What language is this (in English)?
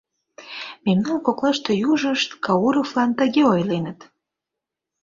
Mari